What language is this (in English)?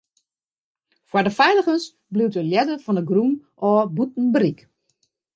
Western Frisian